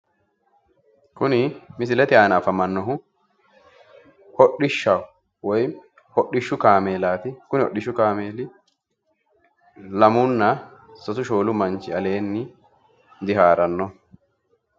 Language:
Sidamo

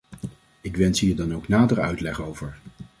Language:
Dutch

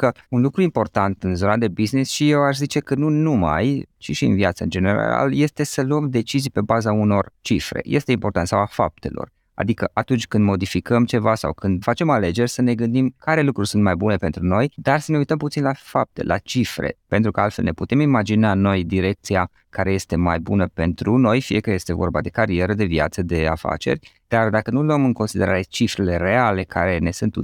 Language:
Romanian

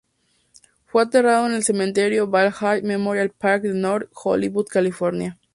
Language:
Spanish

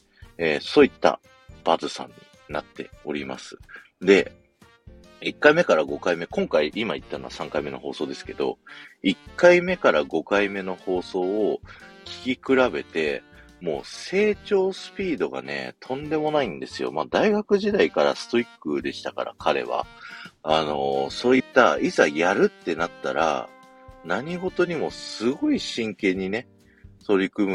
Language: Japanese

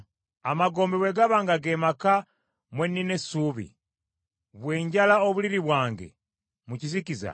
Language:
Ganda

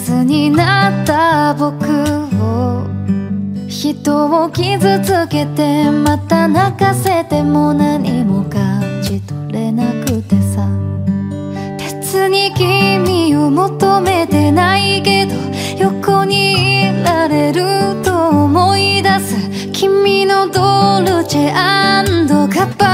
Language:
Japanese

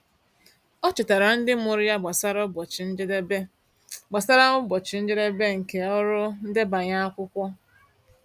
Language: Igbo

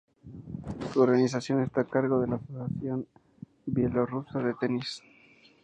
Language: Spanish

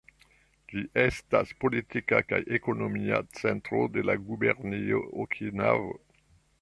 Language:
Esperanto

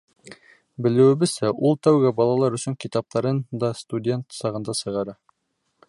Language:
Bashkir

